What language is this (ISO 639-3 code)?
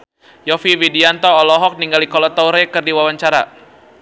sun